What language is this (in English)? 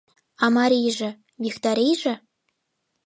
Mari